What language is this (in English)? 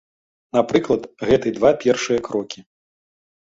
Belarusian